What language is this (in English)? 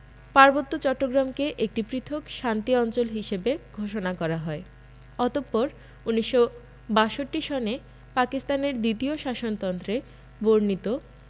Bangla